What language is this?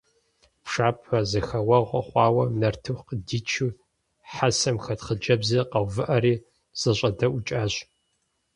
Kabardian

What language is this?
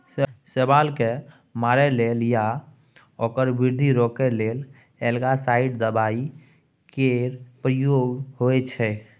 Maithili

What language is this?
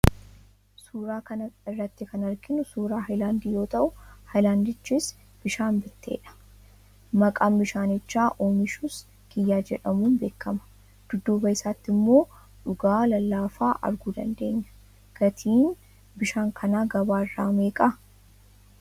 Oromo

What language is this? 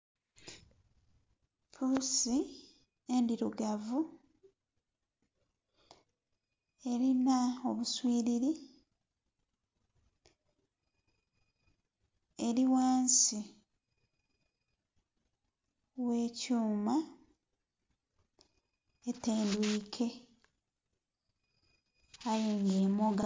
Soga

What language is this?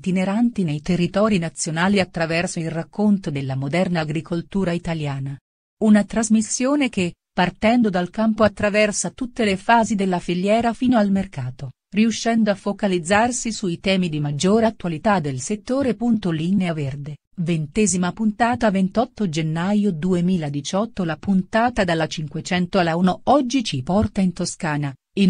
Italian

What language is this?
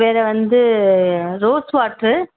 Tamil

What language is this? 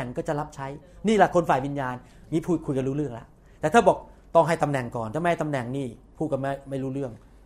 Thai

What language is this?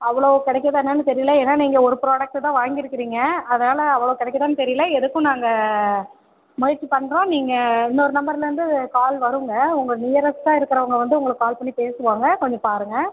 Tamil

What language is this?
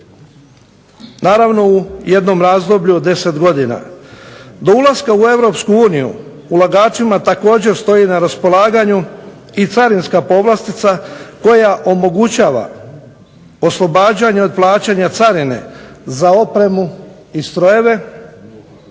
Croatian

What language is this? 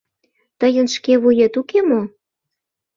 Mari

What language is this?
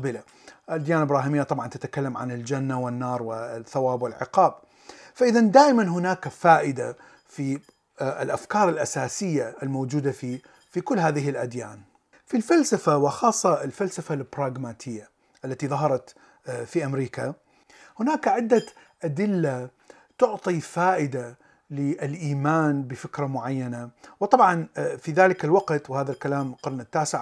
Arabic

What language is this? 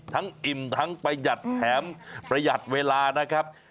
Thai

